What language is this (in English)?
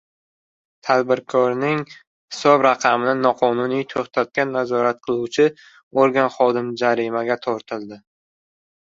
Uzbek